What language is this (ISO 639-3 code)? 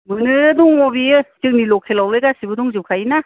brx